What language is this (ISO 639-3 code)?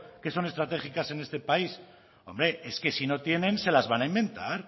spa